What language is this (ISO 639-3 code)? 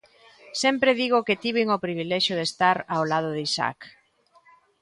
glg